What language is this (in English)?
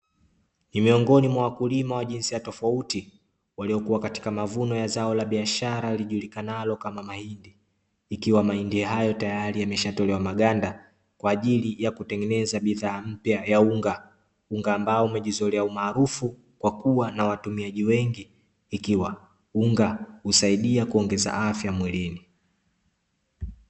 Swahili